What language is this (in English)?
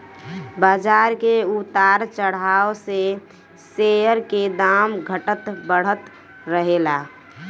Bhojpuri